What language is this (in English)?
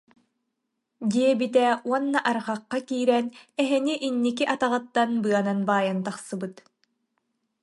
Yakut